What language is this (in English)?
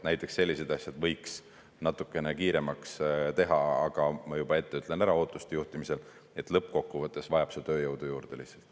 Estonian